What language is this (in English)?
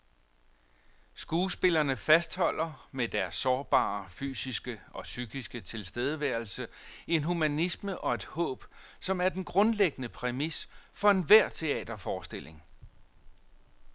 Danish